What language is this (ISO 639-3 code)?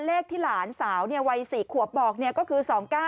tha